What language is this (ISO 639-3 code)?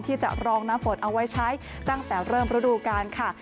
tha